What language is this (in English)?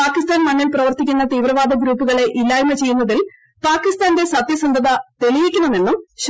Malayalam